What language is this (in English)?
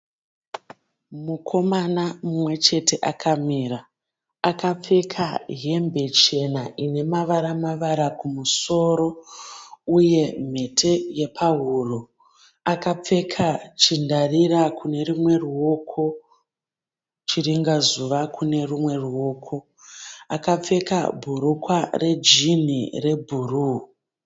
Shona